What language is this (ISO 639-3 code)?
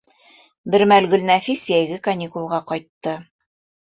bak